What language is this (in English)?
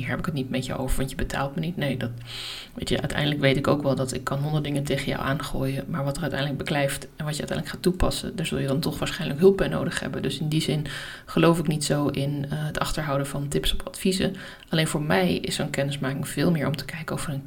Dutch